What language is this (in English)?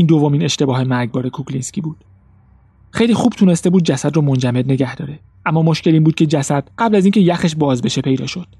Persian